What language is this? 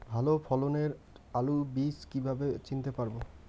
Bangla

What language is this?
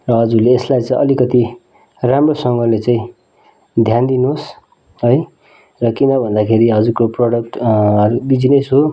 Nepali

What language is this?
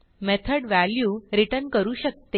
Marathi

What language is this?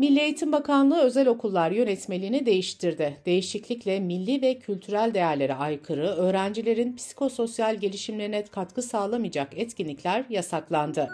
Turkish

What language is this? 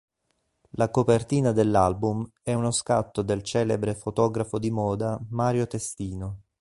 Italian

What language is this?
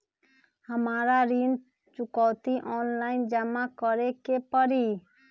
Magahi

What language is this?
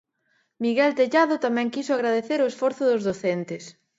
Galician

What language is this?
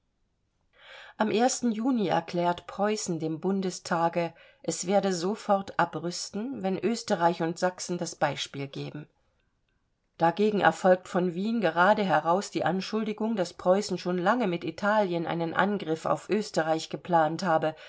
German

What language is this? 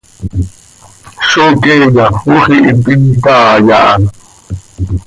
Seri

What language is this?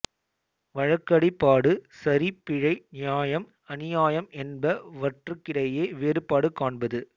Tamil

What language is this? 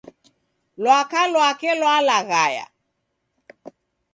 Taita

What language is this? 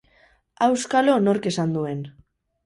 Basque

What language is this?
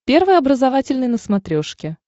Russian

